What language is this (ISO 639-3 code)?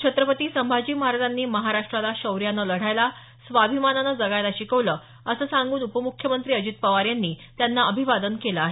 mar